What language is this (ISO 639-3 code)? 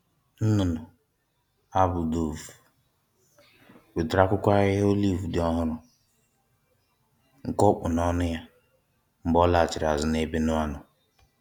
ibo